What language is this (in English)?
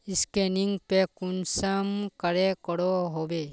Magahi